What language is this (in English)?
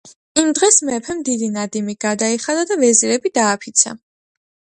Georgian